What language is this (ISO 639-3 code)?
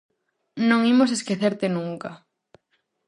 glg